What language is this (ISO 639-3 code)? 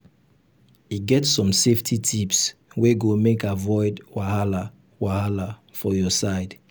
pcm